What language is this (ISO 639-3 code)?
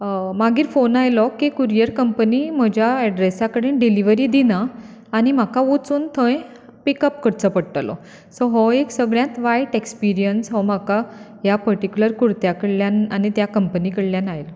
kok